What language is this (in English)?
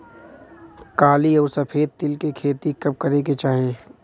Bhojpuri